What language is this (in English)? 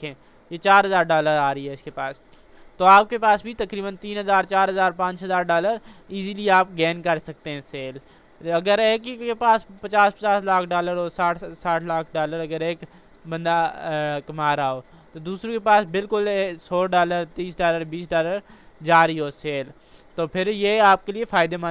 Urdu